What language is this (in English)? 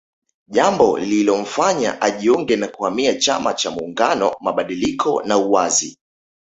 Swahili